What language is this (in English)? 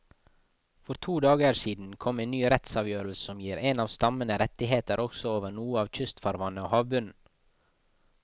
Norwegian